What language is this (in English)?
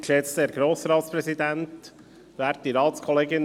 Swiss German